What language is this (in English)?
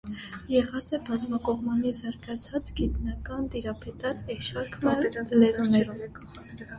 Armenian